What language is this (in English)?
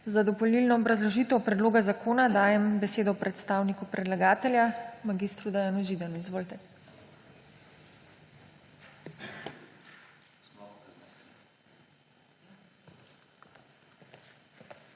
Slovenian